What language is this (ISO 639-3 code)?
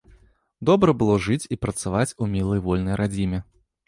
bel